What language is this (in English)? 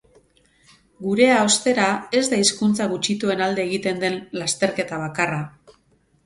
Basque